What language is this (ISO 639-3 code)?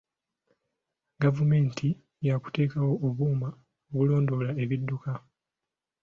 lug